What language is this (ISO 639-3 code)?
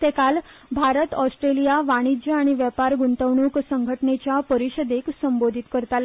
kok